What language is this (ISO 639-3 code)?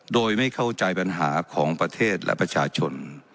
tha